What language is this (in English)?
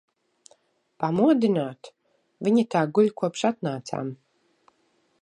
Latvian